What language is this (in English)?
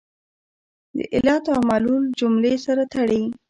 Pashto